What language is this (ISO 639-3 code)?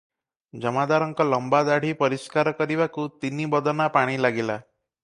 ori